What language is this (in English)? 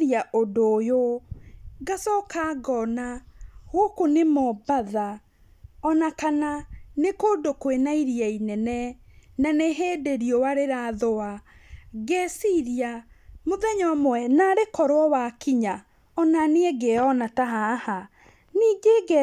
Kikuyu